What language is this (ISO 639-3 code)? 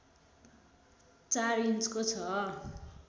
nep